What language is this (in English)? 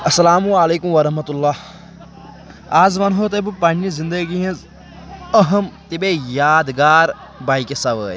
Kashmiri